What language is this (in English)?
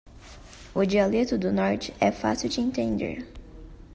Portuguese